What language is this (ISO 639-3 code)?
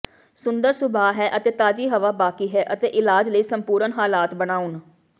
pan